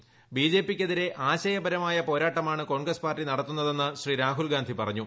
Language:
Malayalam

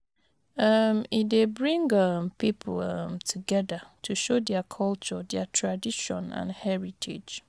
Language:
Nigerian Pidgin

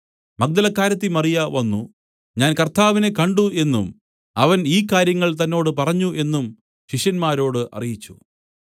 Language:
Malayalam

